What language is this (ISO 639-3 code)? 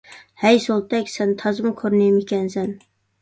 uig